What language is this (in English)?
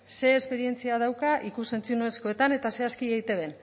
Basque